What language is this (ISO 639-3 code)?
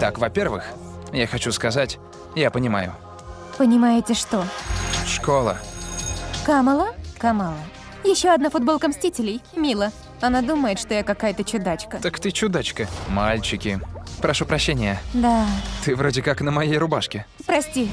rus